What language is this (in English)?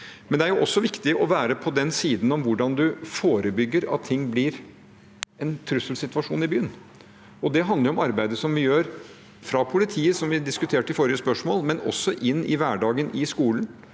Norwegian